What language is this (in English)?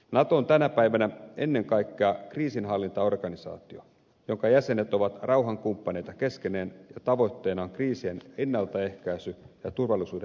Finnish